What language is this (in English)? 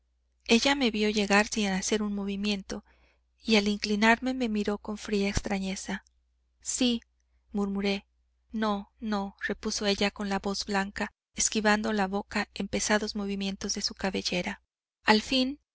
Spanish